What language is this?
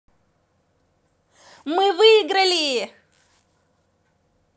Russian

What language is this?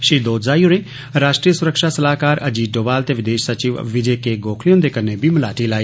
Dogri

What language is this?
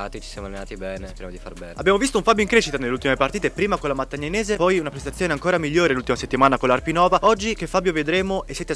Italian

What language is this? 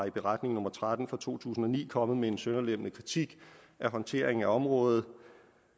Danish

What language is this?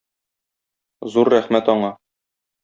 Tatar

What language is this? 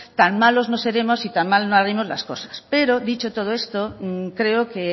Spanish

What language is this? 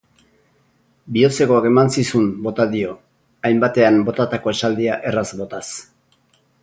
Basque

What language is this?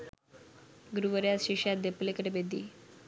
Sinhala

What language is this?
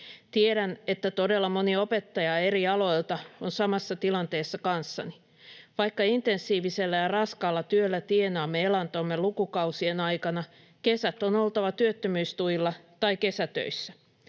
Finnish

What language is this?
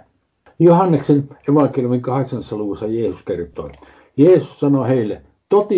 Finnish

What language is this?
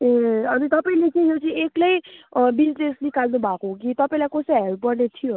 Nepali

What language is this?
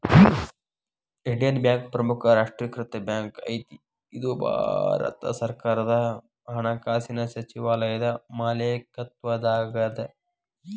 Kannada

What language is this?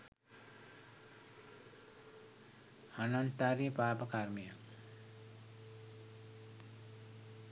Sinhala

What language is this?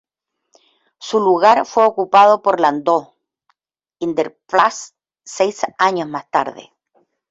Spanish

